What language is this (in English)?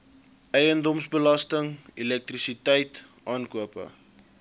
Afrikaans